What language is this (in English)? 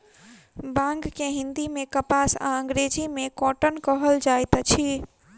Maithili